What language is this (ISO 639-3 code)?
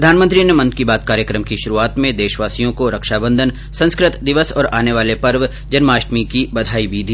hin